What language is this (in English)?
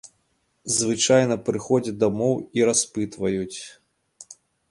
Belarusian